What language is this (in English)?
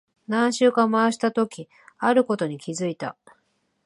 Japanese